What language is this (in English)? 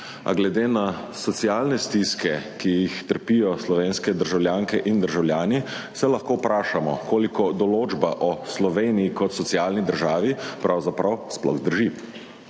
Slovenian